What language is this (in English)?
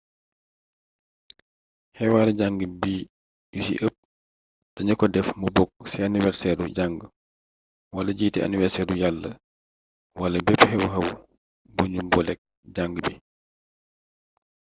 Wolof